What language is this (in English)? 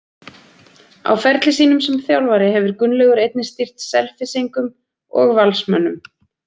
Icelandic